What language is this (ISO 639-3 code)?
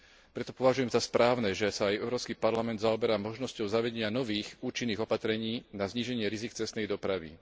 slk